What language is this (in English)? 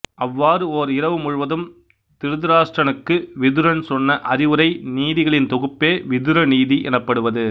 Tamil